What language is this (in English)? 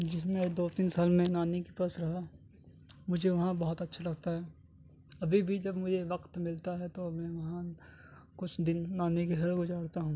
Urdu